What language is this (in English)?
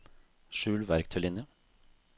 Norwegian